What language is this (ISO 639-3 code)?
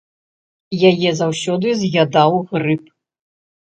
bel